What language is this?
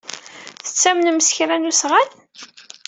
Kabyle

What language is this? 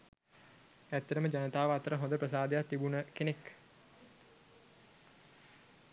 Sinhala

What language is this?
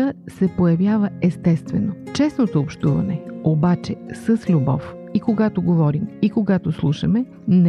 Bulgarian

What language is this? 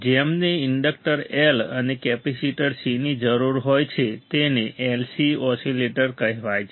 Gujarati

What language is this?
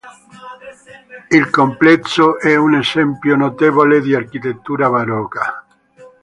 Italian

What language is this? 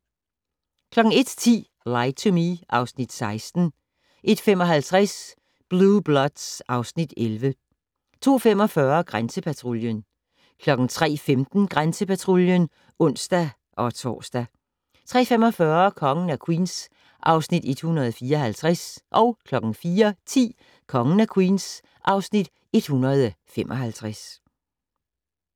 Danish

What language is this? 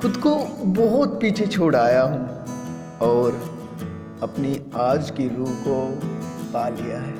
Hindi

